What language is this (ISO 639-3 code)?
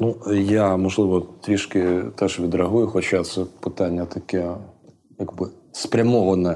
ukr